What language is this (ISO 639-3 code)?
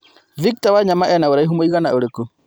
kik